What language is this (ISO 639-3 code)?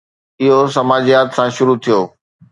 snd